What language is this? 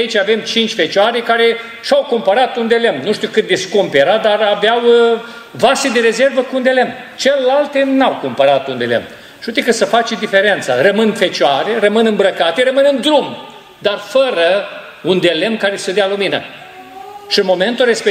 Romanian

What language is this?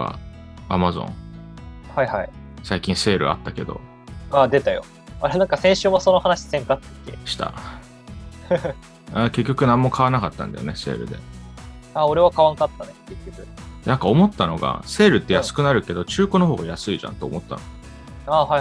Japanese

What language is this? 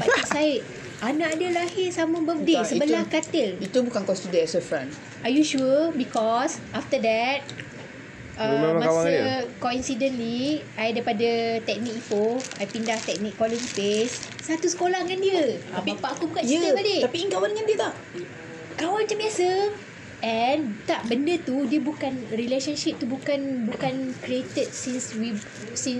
Malay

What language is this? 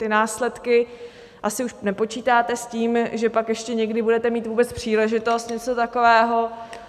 Czech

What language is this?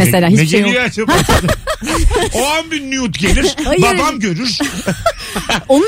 Turkish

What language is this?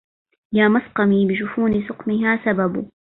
Arabic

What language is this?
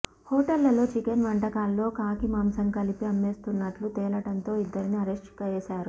Telugu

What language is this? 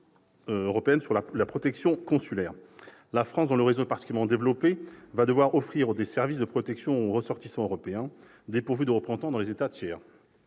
French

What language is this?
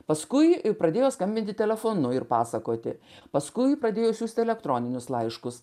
Lithuanian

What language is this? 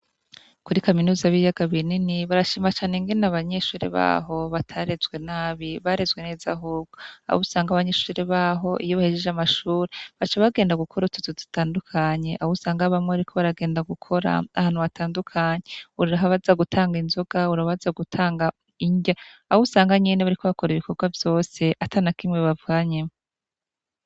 Rundi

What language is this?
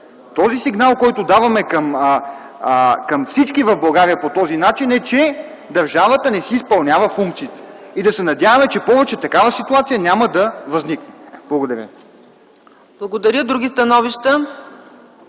Bulgarian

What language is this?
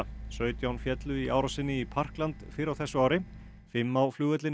Icelandic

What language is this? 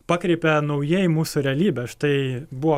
Lithuanian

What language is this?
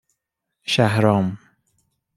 Persian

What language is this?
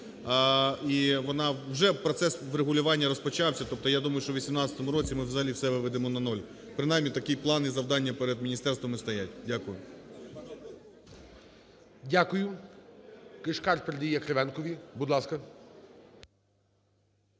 Ukrainian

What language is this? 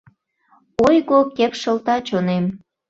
Mari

